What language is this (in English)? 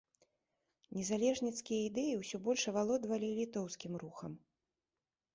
Belarusian